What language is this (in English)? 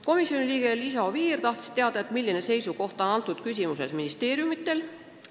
Estonian